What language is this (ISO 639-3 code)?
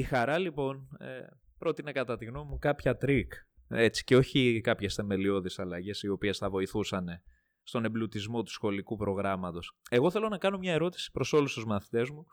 ell